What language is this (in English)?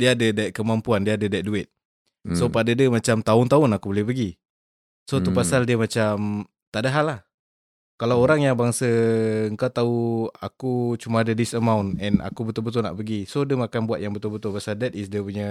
Malay